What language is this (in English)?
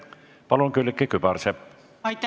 Estonian